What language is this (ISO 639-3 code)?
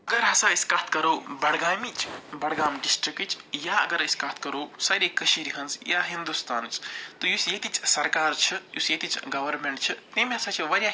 kas